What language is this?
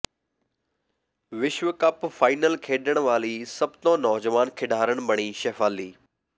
Punjabi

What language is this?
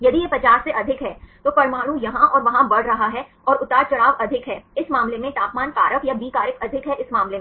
Hindi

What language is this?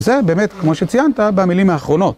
Hebrew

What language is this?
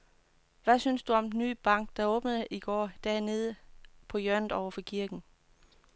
Danish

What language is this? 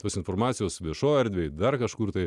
Lithuanian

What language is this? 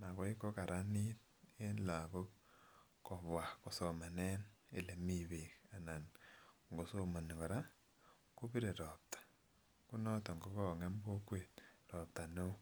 Kalenjin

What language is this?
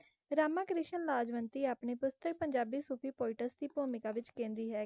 Punjabi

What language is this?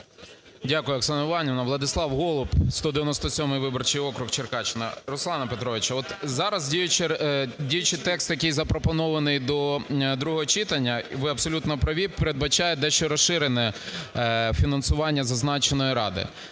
Ukrainian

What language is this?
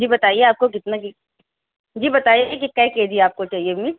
Urdu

